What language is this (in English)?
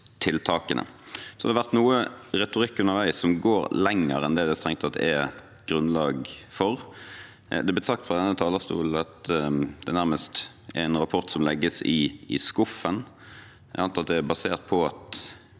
Norwegian